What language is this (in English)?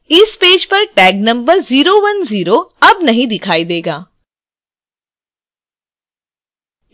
Hindi